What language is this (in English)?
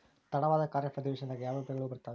Kannada